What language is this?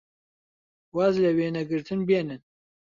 Central Kurdish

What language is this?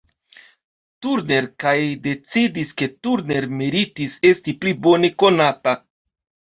Esperanto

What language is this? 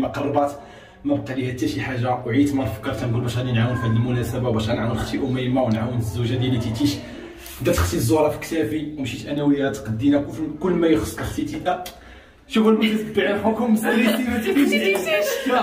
Arabic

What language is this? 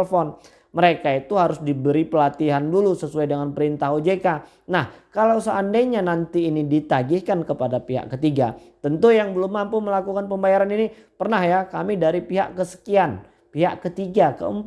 Indonesian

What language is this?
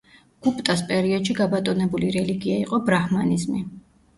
Georgian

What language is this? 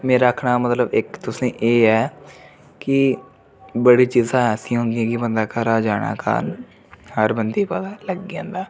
Dogri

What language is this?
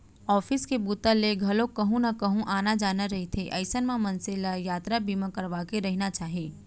Chhattisgarhi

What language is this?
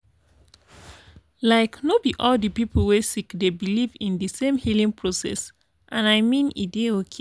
Nigerian Pidgin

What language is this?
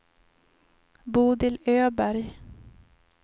Swedish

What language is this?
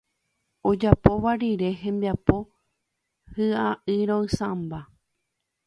Guarani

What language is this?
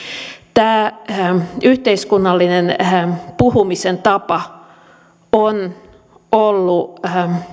Finnish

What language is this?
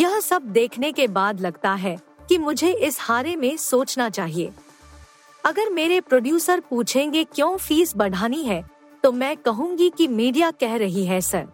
Hindi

